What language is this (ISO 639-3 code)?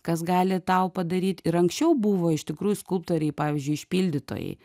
lit